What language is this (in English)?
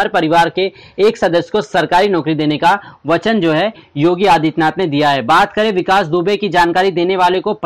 Hindi